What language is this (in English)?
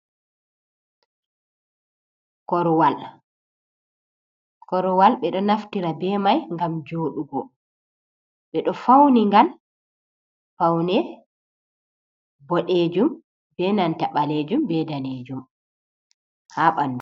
Fula